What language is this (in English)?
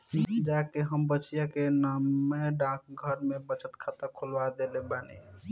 Bhojpuri